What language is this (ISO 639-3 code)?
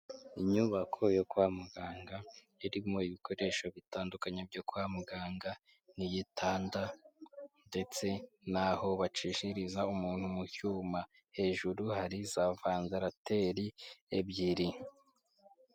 kin